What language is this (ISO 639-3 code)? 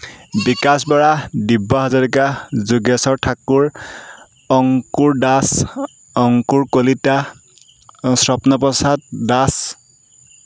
asm